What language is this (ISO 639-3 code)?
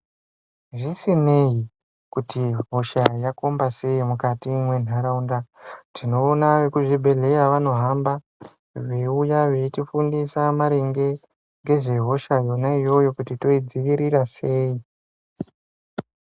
ndc